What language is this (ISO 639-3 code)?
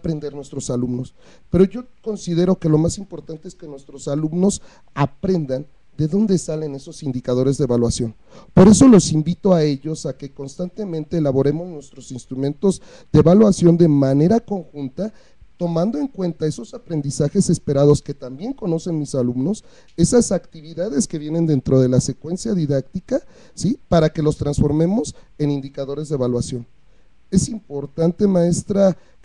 spa